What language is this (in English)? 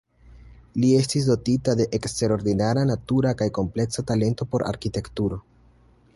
Esperanto